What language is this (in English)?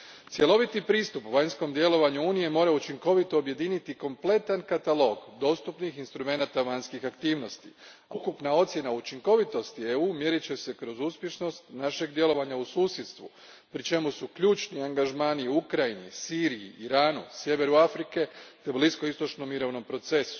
Croatian